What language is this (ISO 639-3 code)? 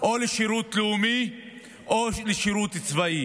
heb